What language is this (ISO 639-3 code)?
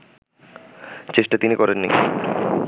ben